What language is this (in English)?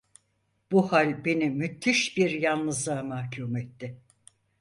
Turkish